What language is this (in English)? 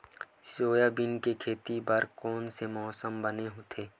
Chhattisgarhi